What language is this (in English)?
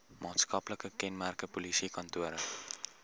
Afrikaans